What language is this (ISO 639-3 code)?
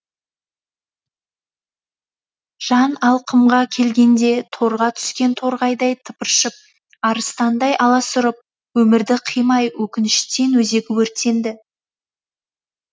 kaz